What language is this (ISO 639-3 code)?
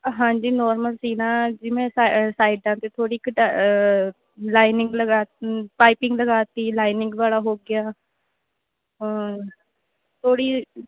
pan